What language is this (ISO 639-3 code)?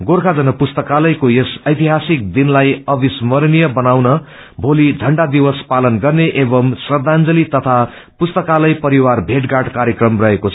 nep